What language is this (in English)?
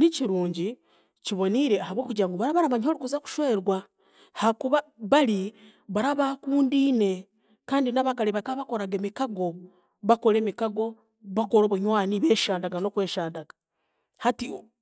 Chiga